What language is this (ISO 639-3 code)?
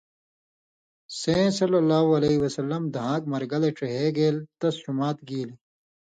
mvy